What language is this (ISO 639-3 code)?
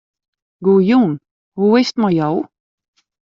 fry